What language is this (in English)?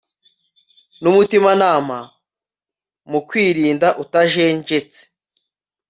Kinyarwanda